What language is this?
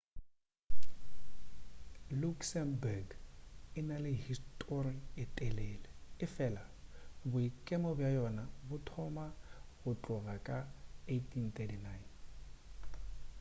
Northern Sotho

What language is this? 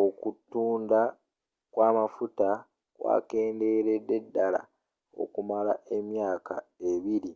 Ganda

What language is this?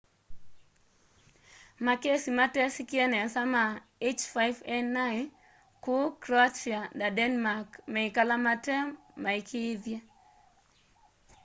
Kamba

